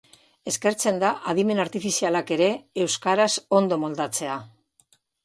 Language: Basque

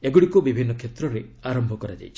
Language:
Odia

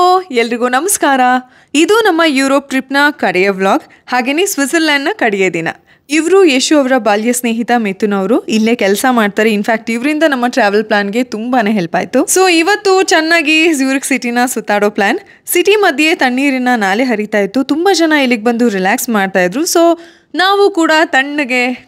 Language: Kannada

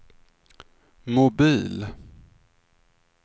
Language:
Swedish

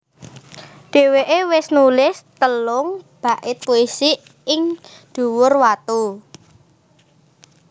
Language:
Javanese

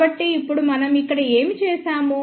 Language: Telugu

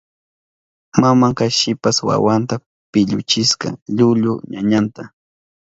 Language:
Southern Pastaza Quechua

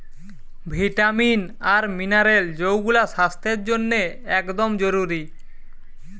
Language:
Bangla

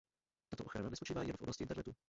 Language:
Czech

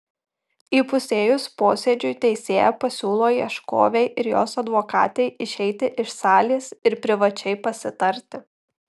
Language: Lithuanian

